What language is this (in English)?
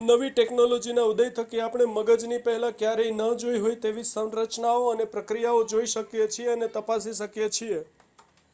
Gujarati